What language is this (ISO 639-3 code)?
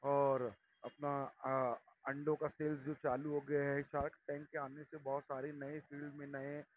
urd